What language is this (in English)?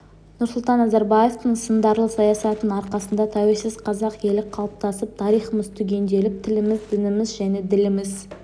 Kazakh